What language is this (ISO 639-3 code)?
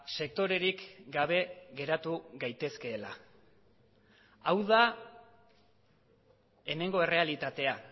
eus